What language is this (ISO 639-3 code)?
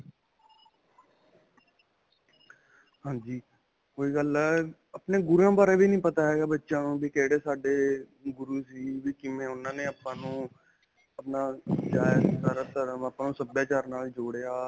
pan